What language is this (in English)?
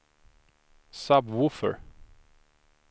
Swedish